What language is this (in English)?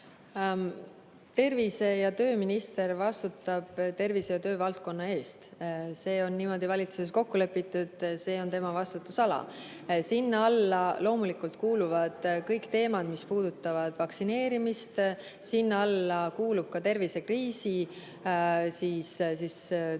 Estonian